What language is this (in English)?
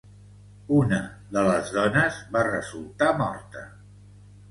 Catalan